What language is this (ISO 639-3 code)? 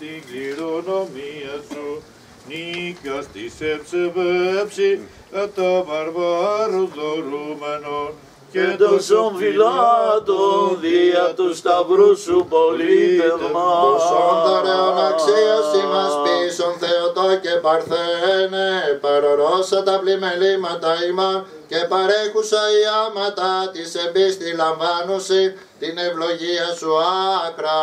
ell